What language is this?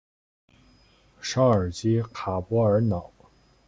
Chinese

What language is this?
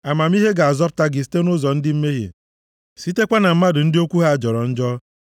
Igbo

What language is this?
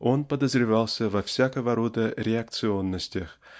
Russian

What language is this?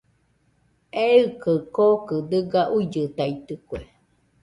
Nüpode Huitoto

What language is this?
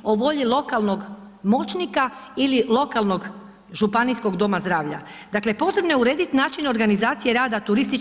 Croatian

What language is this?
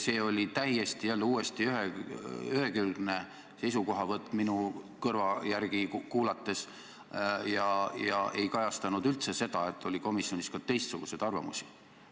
Estonian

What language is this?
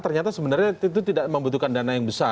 Indonesian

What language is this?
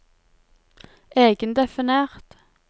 Norwegian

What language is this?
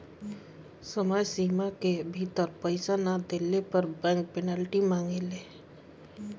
Bhojpuri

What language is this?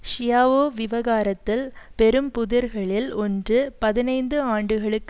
Tamil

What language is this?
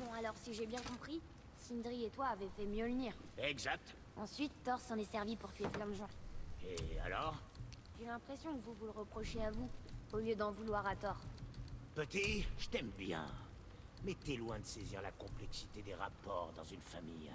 French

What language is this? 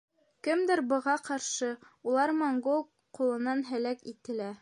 Bashkir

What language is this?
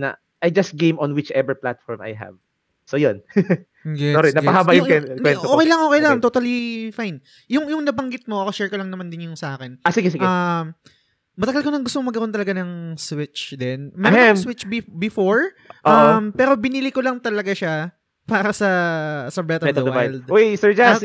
Filipino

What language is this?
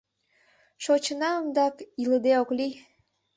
Mari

